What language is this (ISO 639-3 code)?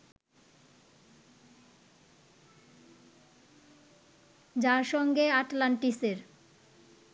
ben